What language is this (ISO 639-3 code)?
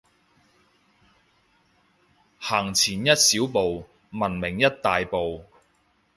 yue